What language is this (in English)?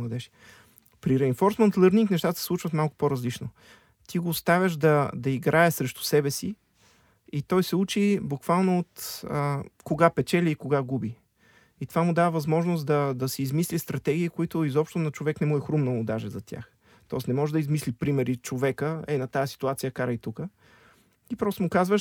Bulgarian